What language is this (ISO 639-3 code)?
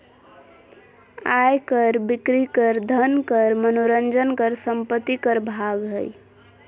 mag